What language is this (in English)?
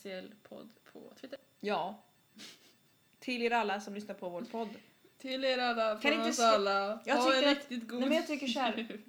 Swedish